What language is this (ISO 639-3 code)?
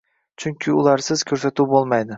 uzb